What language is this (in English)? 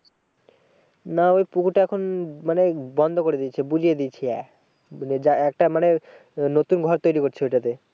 Bangla